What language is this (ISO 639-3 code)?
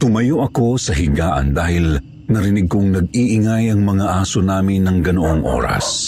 fil